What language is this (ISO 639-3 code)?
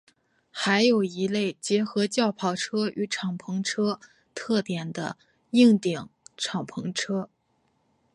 zho